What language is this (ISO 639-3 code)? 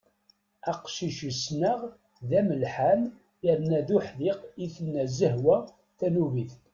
kab